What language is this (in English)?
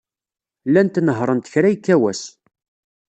Kabyle